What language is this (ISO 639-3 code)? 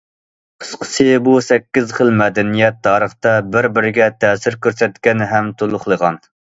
uig